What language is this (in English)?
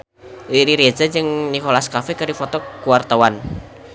Sundanese